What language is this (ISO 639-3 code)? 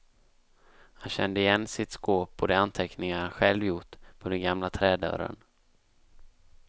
swe